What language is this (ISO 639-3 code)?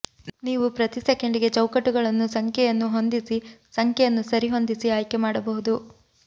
kan